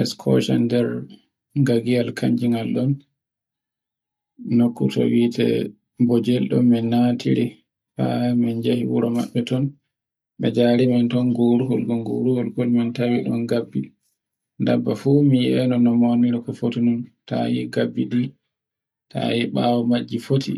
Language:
Borgu Fulfulde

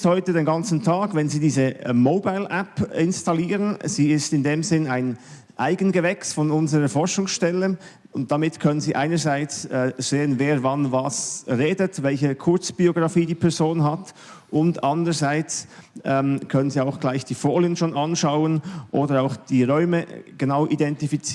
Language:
German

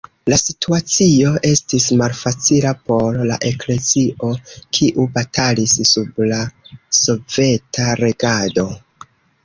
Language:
Esperanto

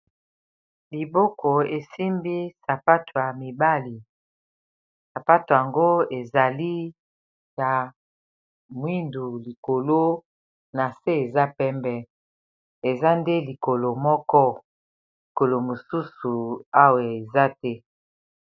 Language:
Lingala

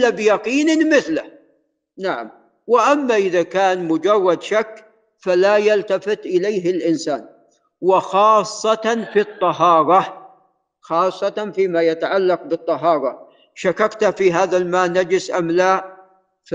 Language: Arabic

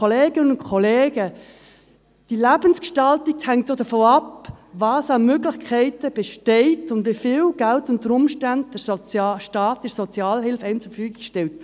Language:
Swiss German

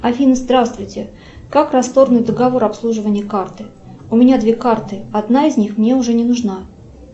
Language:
Russian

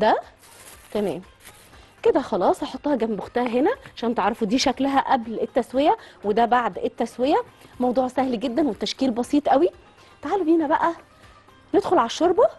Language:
Arabic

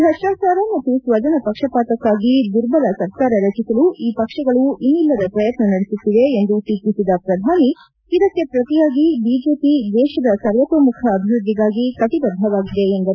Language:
Kannada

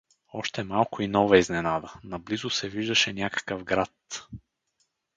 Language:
Bulgarian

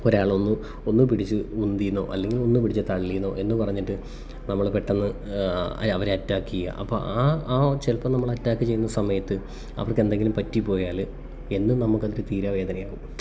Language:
Malayalam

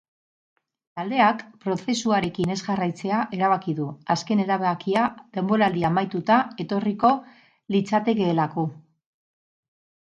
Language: Basque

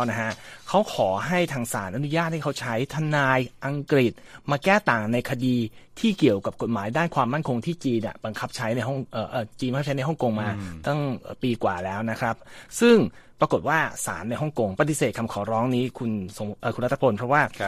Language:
Thai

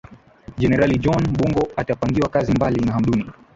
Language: Swahili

